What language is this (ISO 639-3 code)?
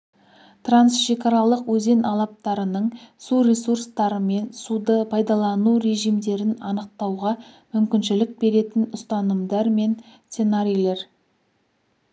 kaz